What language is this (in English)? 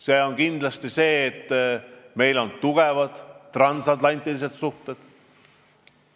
Estonian